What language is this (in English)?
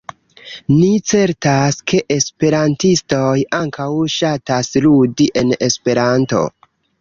Esperanto